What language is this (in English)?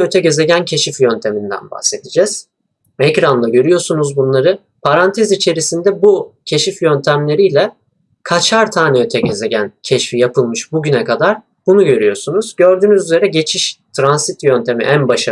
Turkish